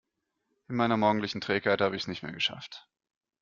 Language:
German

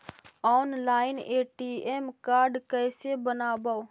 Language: Magahi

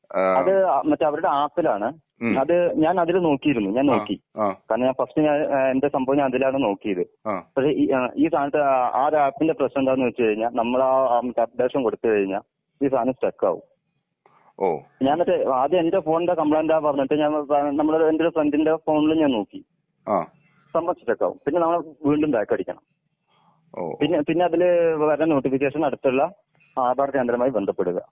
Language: Malayalam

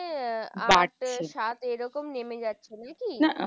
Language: Bangla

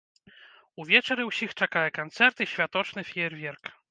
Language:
Belarusian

